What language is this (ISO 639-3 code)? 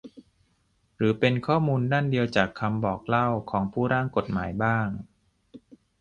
tha